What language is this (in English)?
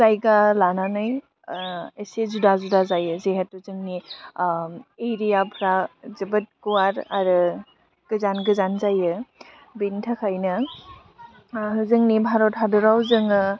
Bodo